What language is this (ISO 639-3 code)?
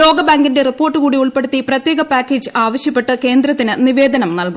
mal